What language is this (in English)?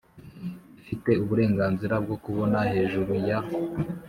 Kinyarwanda